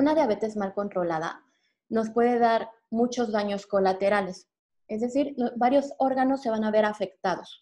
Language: Spanish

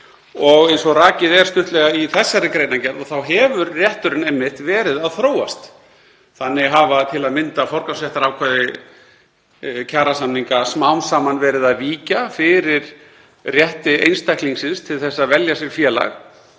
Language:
Icelandic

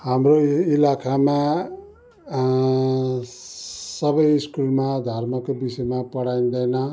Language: Nepali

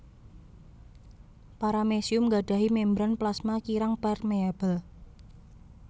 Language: Javanese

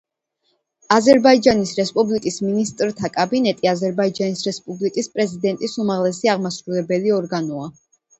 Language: Georgian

